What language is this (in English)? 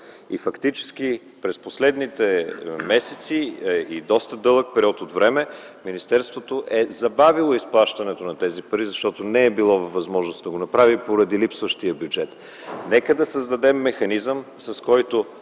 Bulgarian